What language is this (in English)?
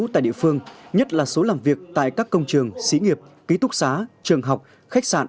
Vietnamese